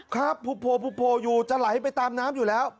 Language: Thai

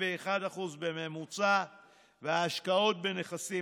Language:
Hebrew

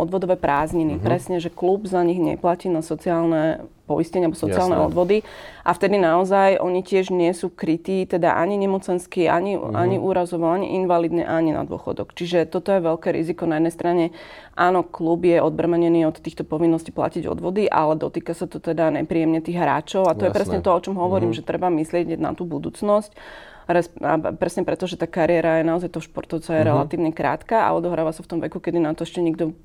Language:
Slovak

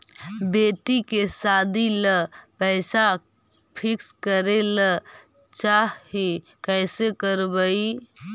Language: Magahi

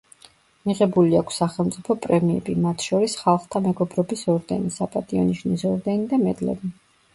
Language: Georgian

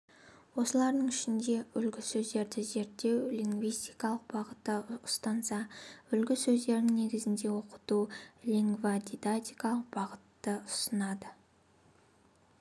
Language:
Kazakh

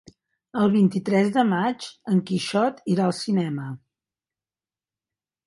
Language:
Catalan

